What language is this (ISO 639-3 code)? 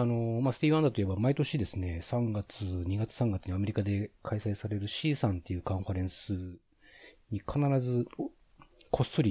jpn